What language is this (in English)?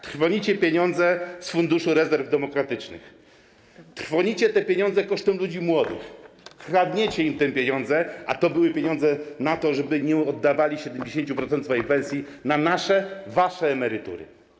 Polish